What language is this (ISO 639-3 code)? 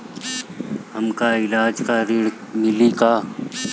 bho